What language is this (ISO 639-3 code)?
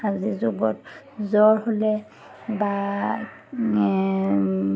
asm